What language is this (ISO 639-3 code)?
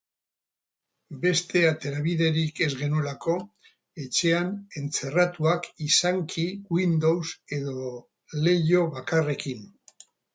eus